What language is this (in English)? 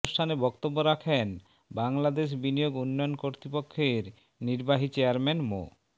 Bangla